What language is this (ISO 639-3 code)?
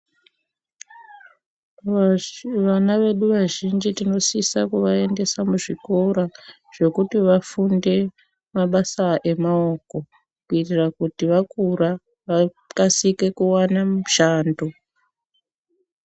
ndc